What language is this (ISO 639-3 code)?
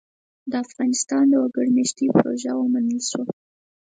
pus